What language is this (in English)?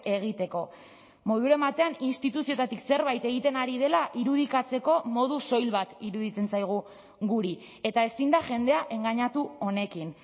Basque